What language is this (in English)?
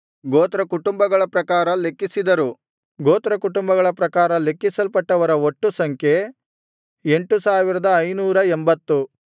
Kannada